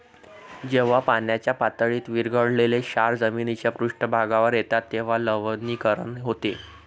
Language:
Marathi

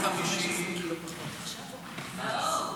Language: Hebrew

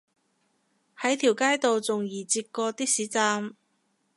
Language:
Cantonese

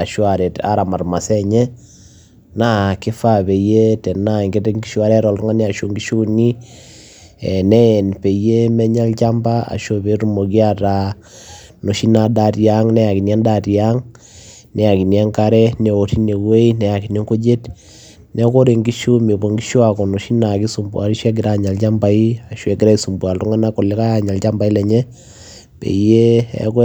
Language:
Masai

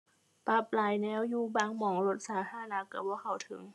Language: Thai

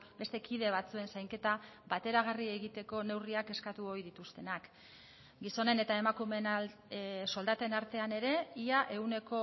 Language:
Basque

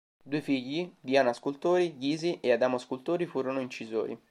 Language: Italian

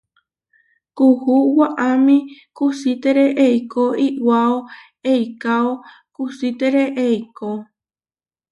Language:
Huarijio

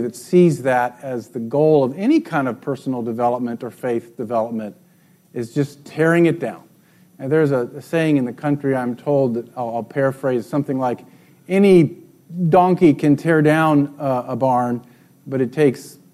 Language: English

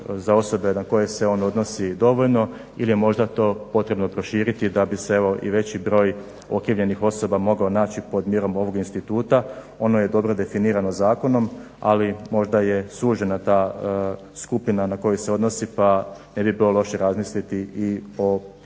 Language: Croatian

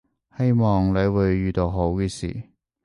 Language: Cantonese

